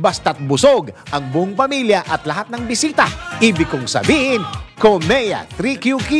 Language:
Filipino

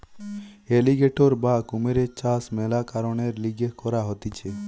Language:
Bangla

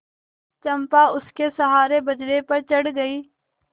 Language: Hindi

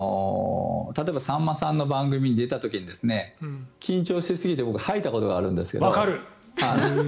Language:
Japanese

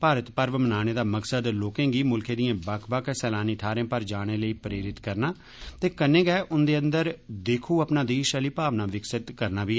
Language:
Dogri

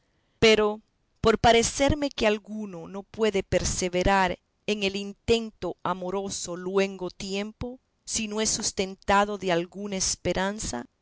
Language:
Spanish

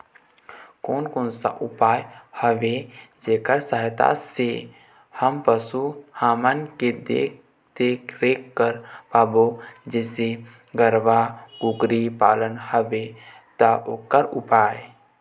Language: Chhattisgarhi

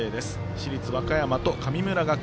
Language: Japanese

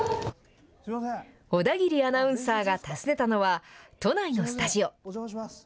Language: Japanese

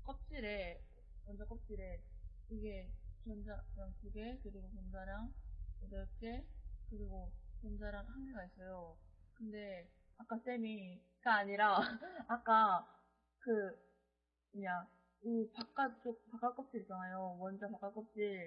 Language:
Korean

